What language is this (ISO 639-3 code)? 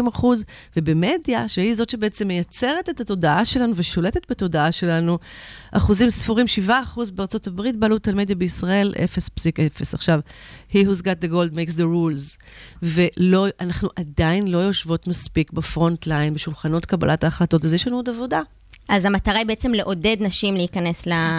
heb